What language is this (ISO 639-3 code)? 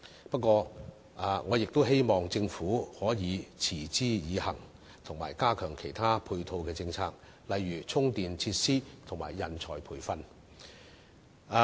yue